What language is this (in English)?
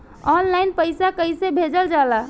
Bhojpuri